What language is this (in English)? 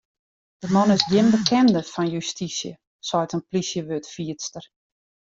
Western Frisian